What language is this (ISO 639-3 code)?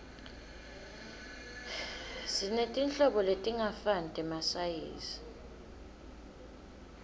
ssw